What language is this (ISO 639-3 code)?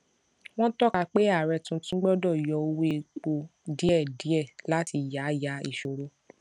yor